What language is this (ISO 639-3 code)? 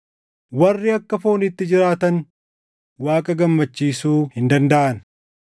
orm